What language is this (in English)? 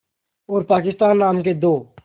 Hindi